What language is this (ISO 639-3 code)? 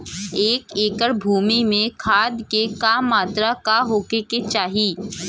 bho